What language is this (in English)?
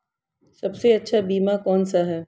Hindi